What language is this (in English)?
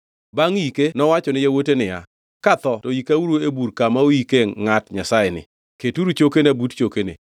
Luo (Kenya and Tanzania)